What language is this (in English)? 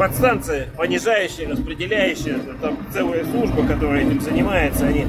Russian